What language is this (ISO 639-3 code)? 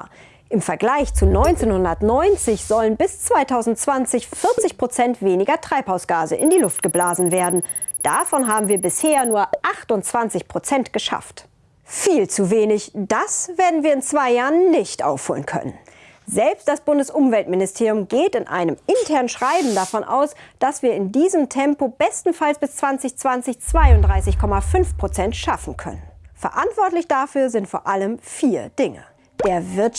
deu